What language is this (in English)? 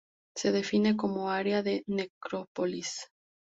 Spanish